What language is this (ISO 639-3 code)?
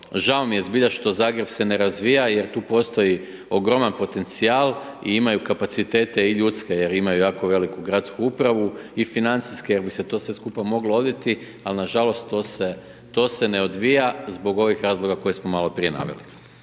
hrv